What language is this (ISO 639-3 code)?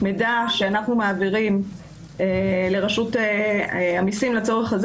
heb